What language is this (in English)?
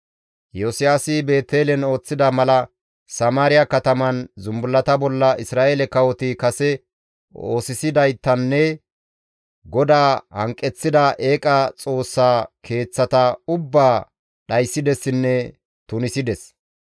Gamo